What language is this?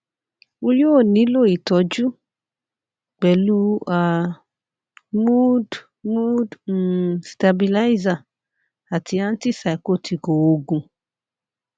Yoruba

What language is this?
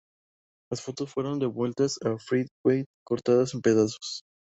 Spanish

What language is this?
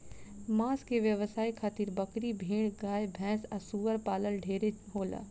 Bhojpuri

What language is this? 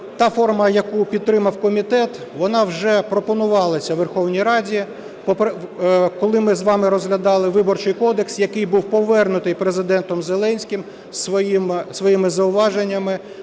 Ukrainian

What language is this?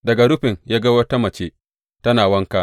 Hausa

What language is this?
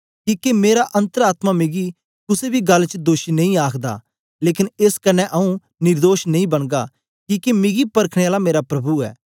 Dogri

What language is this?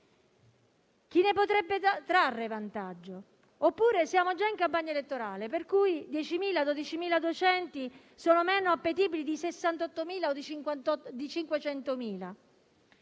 Italian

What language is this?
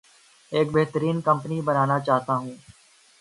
Urdu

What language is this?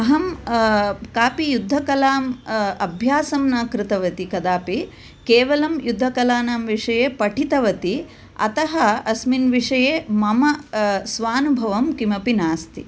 Sanskrit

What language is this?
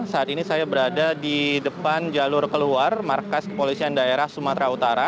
Indonesian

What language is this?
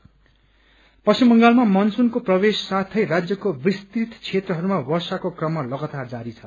Nepali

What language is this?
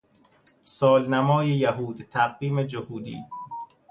Persian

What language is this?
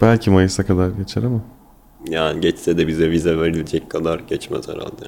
Turkish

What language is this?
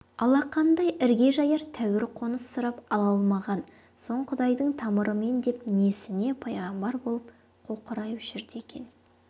Kazakh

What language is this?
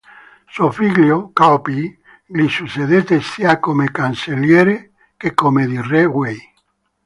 Italian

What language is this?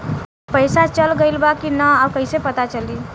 Bhojpuri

